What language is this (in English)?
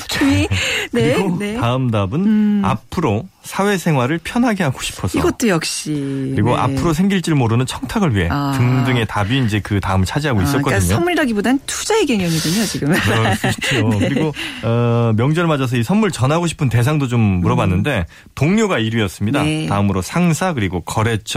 Korean